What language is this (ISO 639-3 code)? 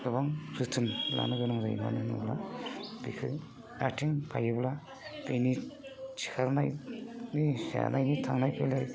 brx